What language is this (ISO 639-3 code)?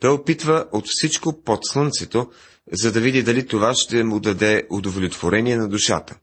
bul